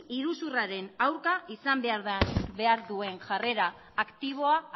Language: Basque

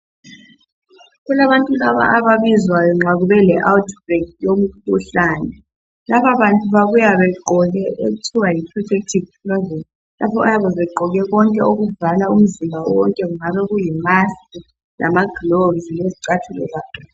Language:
North Ndebele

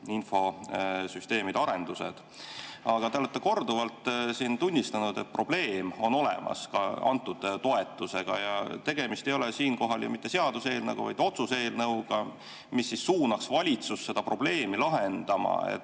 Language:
Estonian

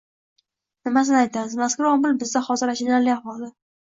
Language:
Uzbek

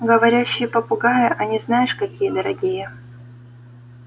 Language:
Russian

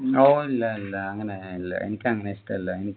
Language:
Malayalam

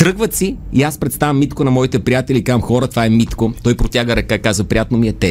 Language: Bulgarian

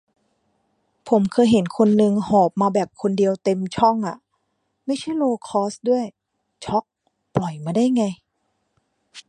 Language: Thai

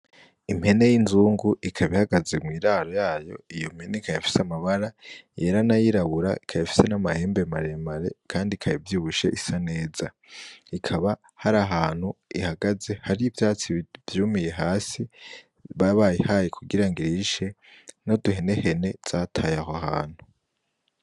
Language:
Rundi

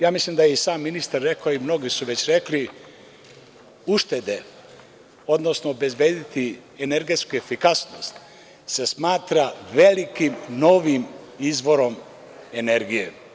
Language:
Serbian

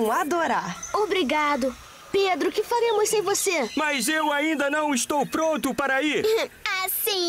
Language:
Portuguese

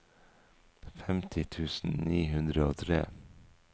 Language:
Norwegian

